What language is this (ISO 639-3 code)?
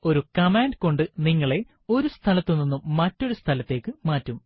mal